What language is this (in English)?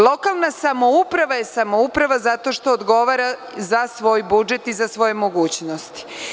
Serbian